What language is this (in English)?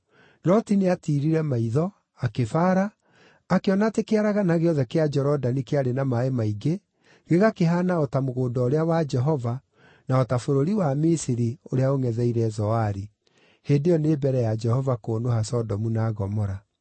Kikuyu